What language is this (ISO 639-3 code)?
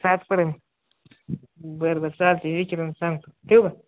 mar